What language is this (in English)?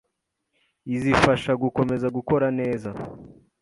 Kinyarwanda